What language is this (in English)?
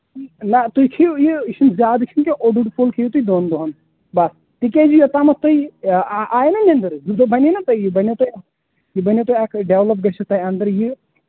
Kashmiri